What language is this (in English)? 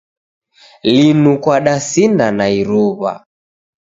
Taita